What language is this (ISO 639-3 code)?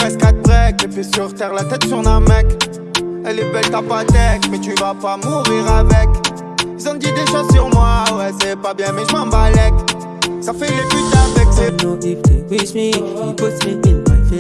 fra